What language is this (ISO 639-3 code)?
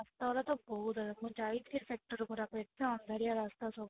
ori